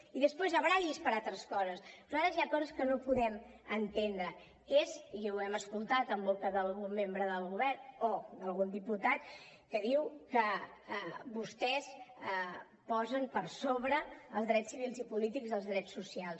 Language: Catalan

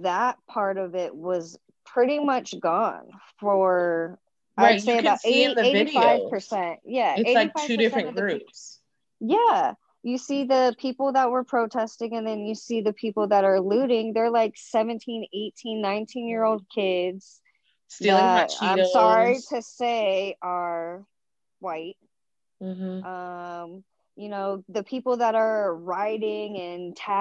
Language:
English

